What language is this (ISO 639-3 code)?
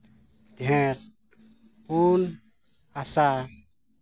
sat